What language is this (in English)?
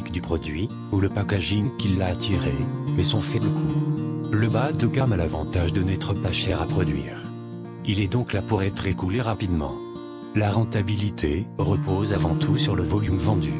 French